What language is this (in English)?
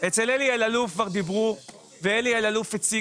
Hebrew